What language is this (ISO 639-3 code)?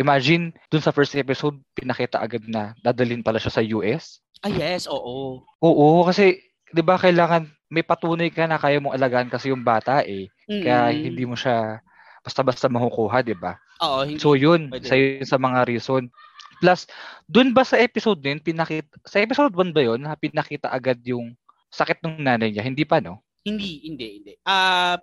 fil